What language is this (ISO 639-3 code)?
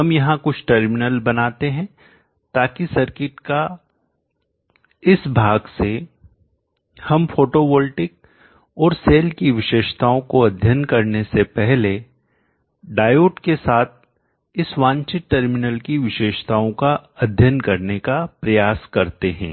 hin